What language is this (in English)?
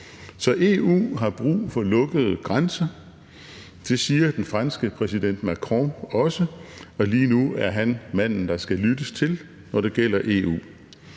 Danish